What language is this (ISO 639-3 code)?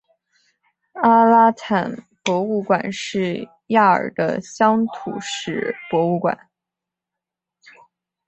zho